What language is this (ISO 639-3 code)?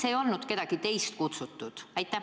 est